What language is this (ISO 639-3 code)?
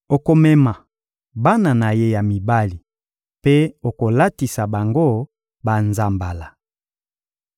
lin